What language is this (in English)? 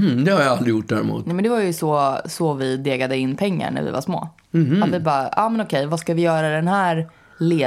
Swedish